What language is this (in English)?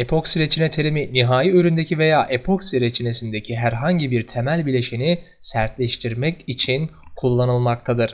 Turkish